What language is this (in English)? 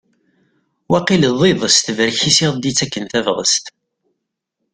Kabyle